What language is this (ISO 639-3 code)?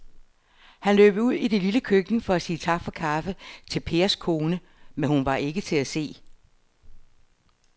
dan